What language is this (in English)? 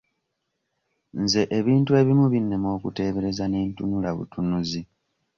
Ganda